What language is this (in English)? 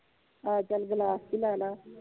Punjabi